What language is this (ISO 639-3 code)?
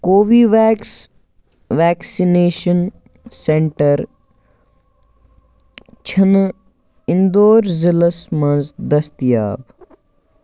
kas